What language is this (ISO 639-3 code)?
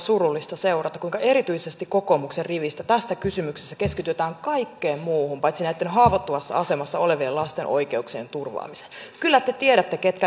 fin